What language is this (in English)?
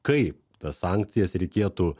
Lithuanian